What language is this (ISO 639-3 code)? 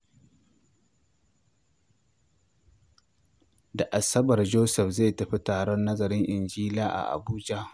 hau